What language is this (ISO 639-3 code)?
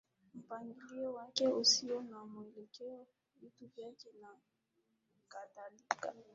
swa